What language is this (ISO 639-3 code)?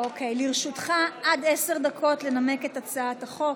heb